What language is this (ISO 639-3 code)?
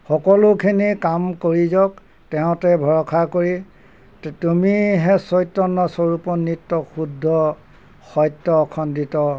asm